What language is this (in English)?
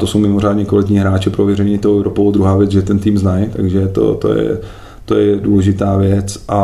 Czech